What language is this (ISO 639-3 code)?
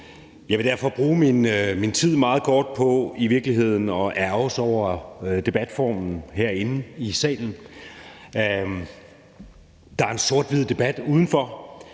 dan